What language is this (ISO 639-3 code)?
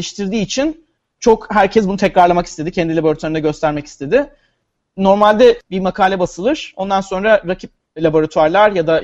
tur